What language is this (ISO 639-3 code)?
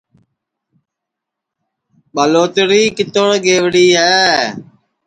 ssi